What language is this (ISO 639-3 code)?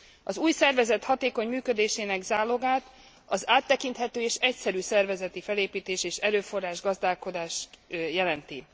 hun